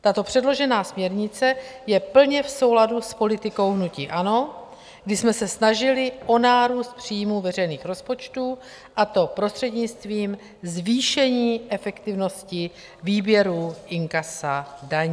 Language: Czech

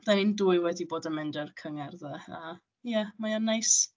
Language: Welsh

